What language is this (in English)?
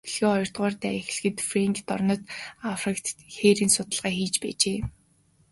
Mongolian